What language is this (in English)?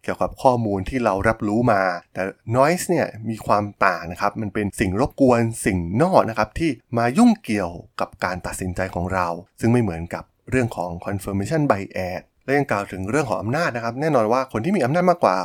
Thai